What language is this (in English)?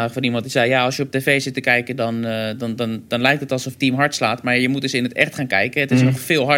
Dutch